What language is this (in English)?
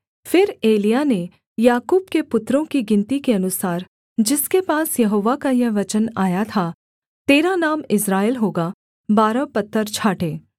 Hindi